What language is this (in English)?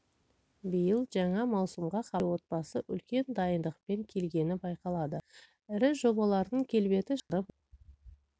Kazakh